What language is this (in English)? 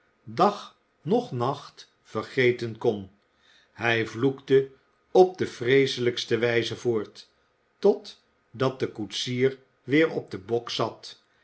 Dutch